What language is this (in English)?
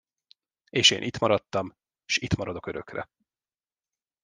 Hungarian